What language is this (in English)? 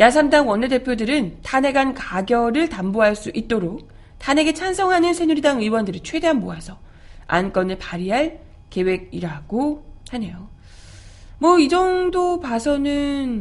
Korean